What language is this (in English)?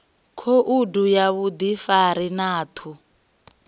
Venda